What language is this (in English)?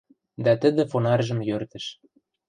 Western Mari